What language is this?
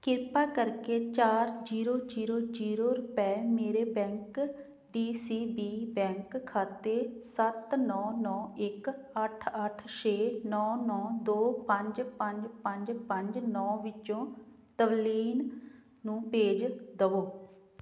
Punjabi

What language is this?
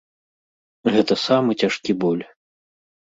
Belarusian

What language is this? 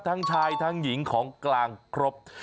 Thai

